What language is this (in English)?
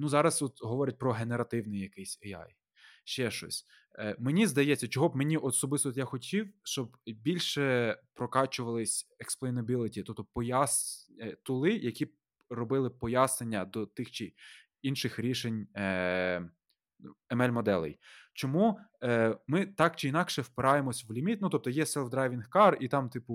Ukrainian